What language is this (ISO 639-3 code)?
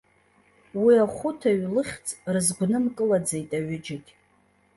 abk